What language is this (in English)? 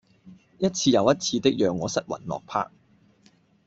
Cantonese